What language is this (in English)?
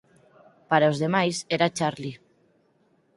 Galician